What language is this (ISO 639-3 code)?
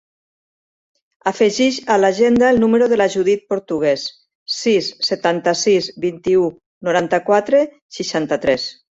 cat